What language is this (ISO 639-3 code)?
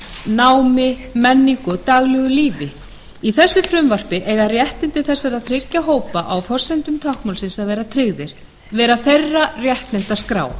isl